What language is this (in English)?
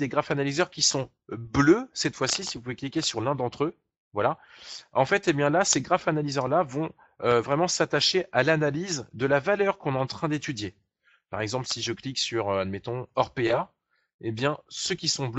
French